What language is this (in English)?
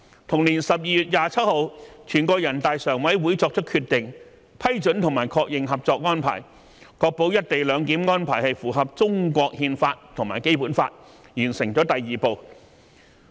Cantonese